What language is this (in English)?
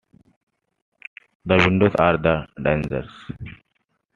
English